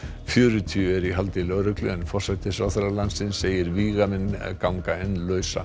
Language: Icelandic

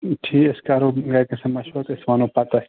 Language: Kashmiri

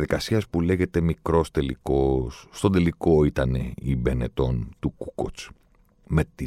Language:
Greek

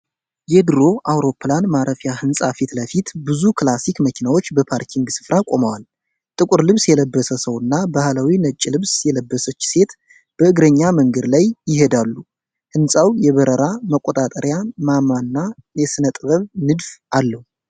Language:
Amharic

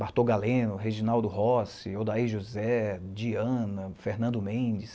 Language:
Portuguese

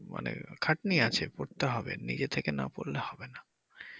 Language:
Bangla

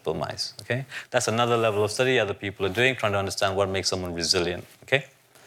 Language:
English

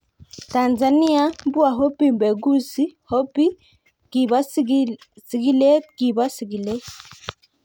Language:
Kalenjin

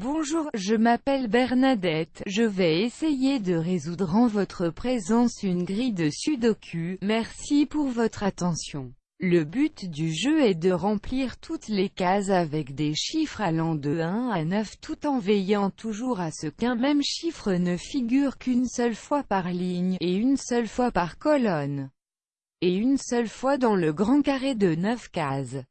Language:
French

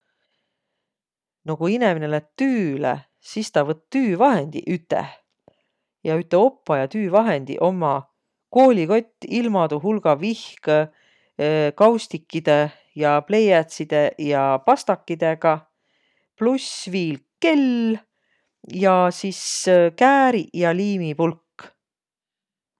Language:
Võro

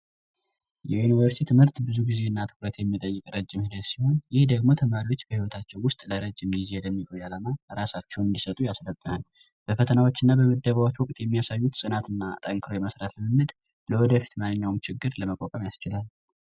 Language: Amharic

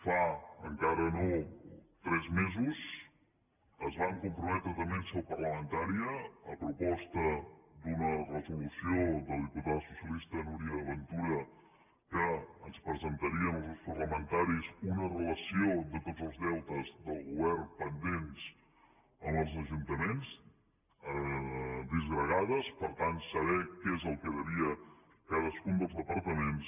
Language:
Catalan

